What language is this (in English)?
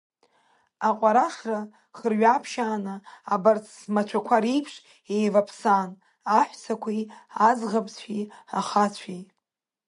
Abkhazian